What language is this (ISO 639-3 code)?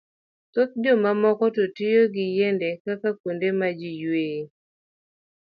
luo